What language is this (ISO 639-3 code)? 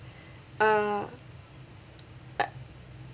eng